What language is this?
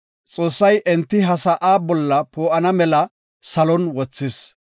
Gofa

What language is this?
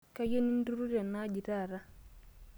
Masai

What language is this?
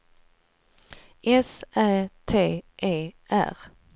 Swedish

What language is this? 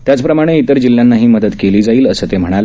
Marathi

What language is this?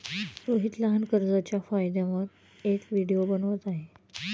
Marathi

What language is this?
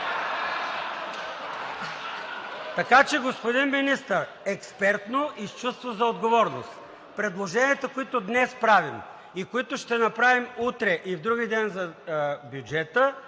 Bulgarian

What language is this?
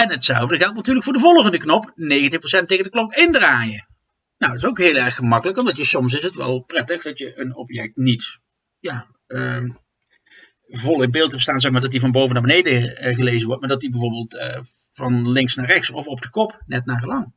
Dutch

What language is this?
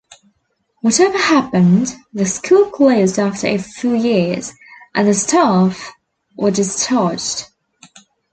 English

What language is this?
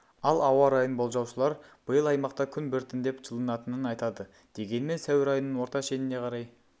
Kazakh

